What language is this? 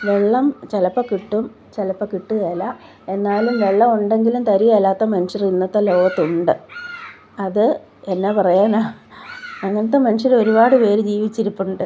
Malayalam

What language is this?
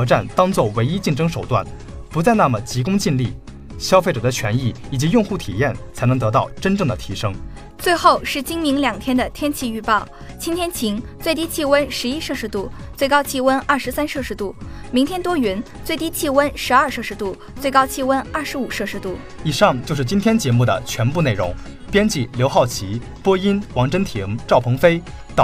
Chinese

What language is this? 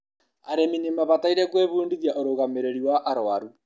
Kikuyu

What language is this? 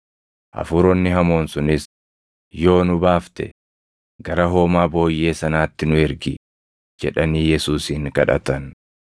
Oromo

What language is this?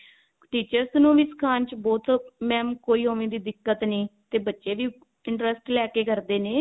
Punjabi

